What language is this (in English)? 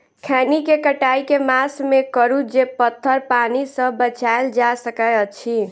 Maithili